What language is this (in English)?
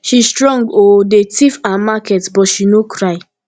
Nigerian Pidgin